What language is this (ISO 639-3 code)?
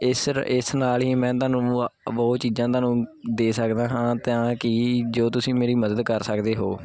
pan